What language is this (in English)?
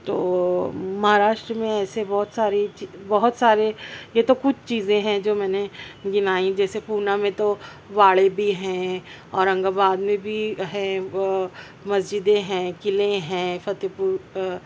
Urdu